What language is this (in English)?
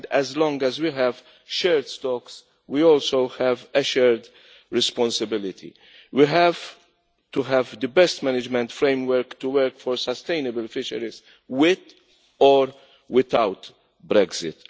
English